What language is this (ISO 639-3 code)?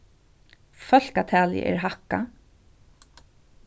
fao